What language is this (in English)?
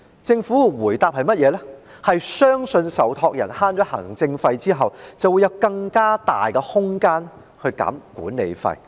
Cantonese